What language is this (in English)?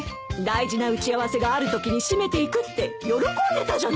Japanese